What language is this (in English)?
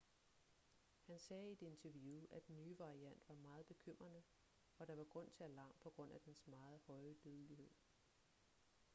Danish